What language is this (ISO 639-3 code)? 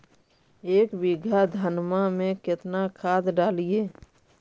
mag